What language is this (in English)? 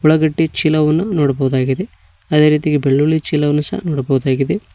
Kannada